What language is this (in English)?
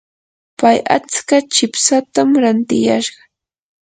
Yanahuanca Pasco Quechua